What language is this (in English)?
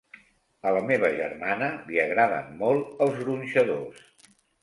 Catalan